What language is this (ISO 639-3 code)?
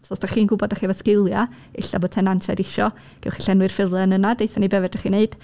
cym